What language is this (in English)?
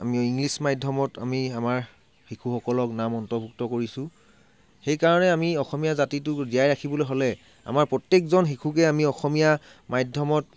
Assamese